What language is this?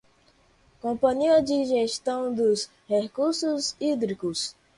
Portuguese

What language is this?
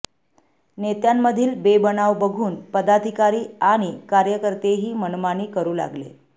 Marathi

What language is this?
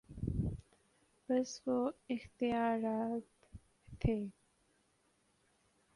Urdu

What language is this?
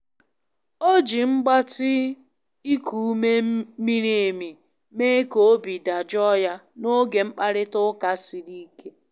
Igbo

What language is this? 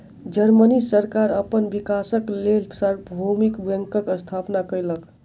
Maithili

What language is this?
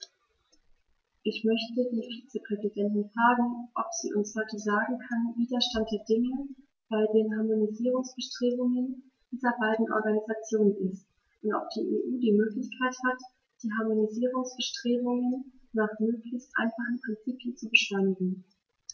German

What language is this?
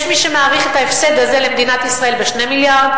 Hebrew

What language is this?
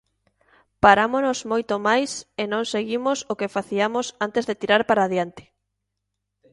Galician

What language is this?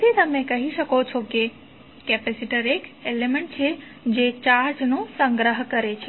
Gujarati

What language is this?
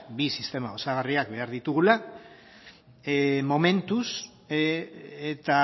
Basque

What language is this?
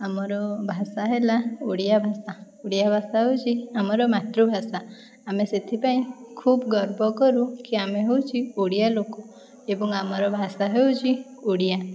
Odia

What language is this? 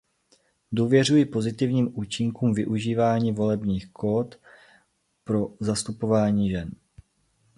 Czech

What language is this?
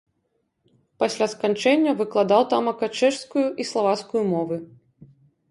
Belarusian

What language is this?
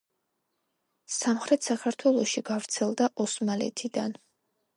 Georgian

